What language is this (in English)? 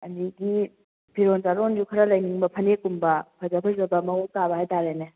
Manipuri